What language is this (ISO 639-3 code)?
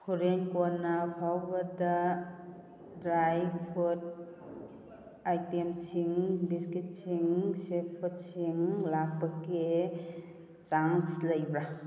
mni